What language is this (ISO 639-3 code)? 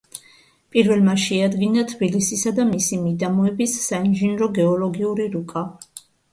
kat